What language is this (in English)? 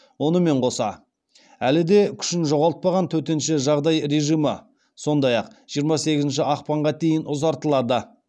Kazakh